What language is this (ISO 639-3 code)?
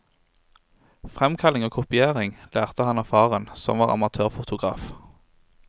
nor